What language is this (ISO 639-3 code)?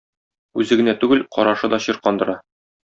tat